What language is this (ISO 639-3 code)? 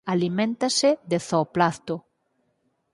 glg